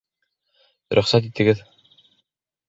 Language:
Bashkir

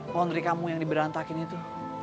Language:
Indonesian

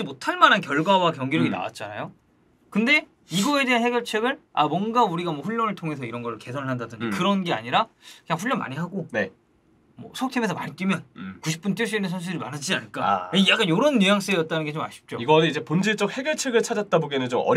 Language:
Korean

